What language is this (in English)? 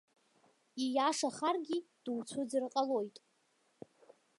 Abkhazian